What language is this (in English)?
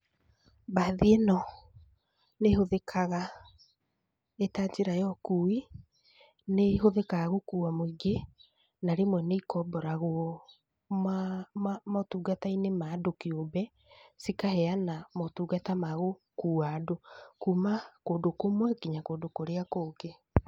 Kikuyu